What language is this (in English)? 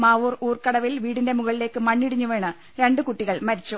Malayalam